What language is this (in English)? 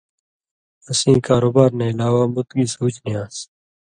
Indus Kohistani